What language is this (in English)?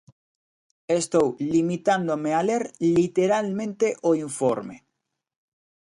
Galician